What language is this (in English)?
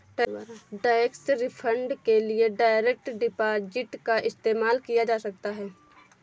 Hindi